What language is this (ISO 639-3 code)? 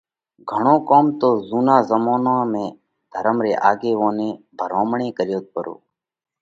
kvx